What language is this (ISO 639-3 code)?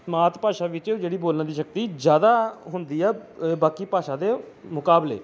pan